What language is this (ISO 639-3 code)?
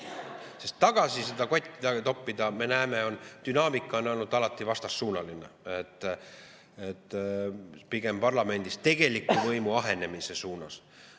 est